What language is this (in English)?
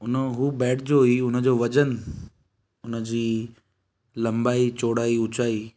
Sindhi